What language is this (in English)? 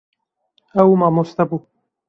Kurdish